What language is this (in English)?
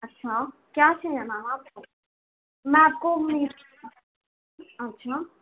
Hindi